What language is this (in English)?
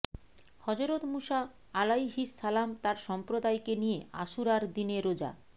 Bangla